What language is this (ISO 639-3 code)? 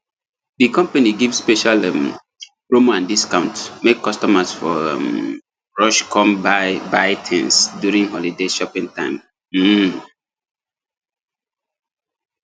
pcm